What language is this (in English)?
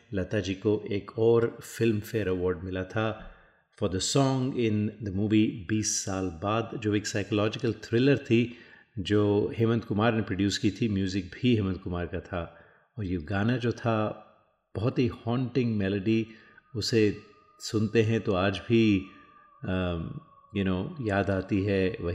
Hindi